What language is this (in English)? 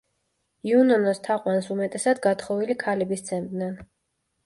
Georgian